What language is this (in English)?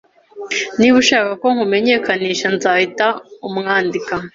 Kinyarwanda